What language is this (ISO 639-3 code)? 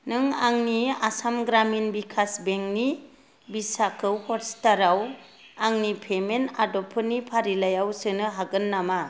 brx